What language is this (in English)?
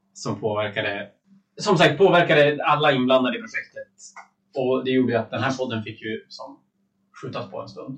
Swedish